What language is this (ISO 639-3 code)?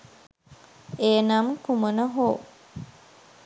sin